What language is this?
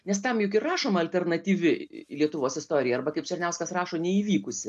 Lithuanian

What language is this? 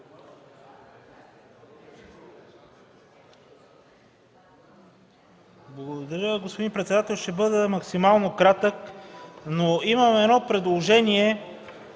Bulgarian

